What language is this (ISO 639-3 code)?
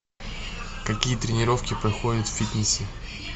rus